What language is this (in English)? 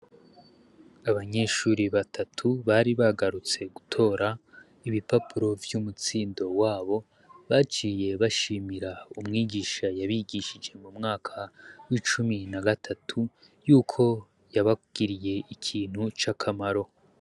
Rundi